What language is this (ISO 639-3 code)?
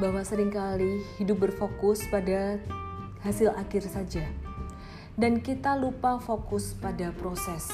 ind